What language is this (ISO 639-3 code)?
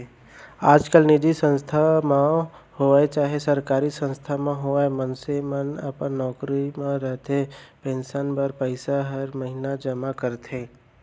hne